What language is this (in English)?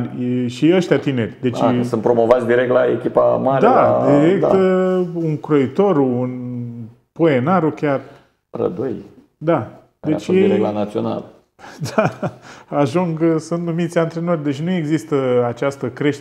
Romanian